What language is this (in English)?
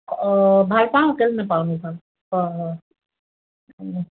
Assamese